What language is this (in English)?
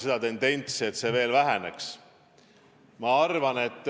Estonian